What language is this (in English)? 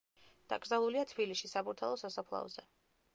Georgian